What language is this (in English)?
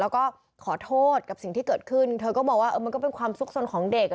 Thai